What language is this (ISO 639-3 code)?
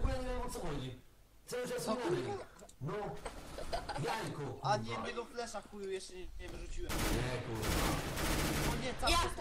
pol